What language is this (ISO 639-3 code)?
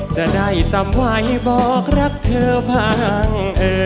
tha